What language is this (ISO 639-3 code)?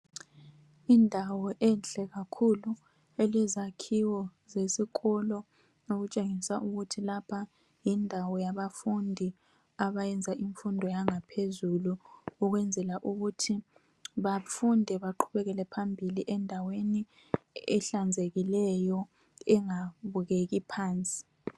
nde